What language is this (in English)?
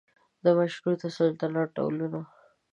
Pashto